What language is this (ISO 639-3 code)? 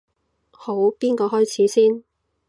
yue